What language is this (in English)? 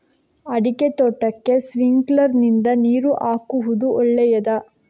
Kannada